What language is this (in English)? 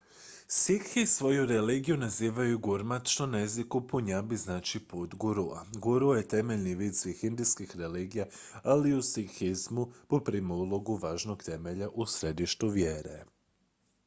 Croatian